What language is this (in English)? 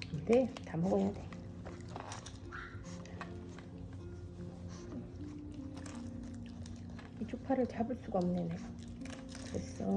Korean